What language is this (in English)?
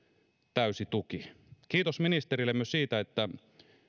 Finnish